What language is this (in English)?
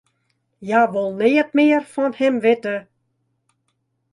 Western Frisian